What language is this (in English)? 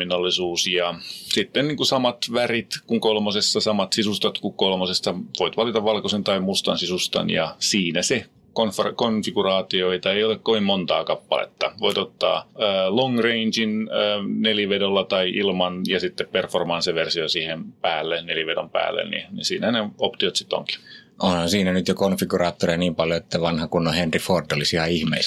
Finnish